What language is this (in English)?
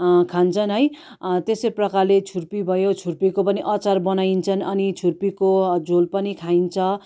Nepali